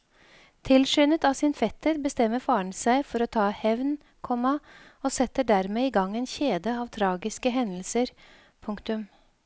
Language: Norwegian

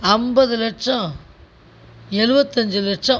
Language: Tamil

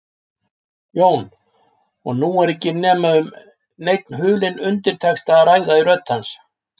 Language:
Icelandic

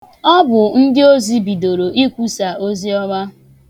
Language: Igbo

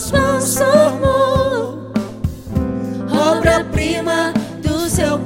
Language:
Portuguese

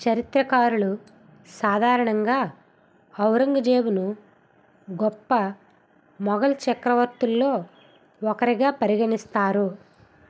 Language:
Telugu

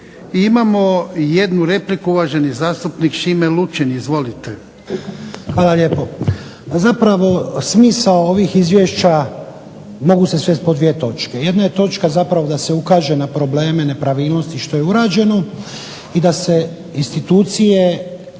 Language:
Croatian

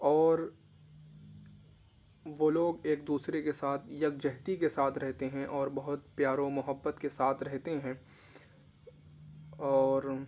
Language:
Urdu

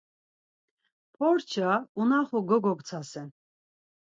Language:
Laz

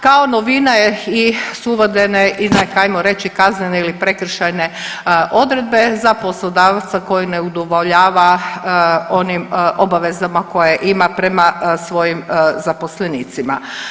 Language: Croatian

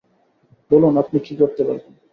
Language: Bangla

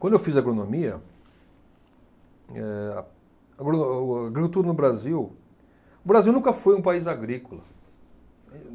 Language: Portuguese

